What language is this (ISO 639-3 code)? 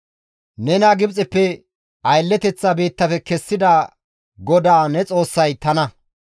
gmv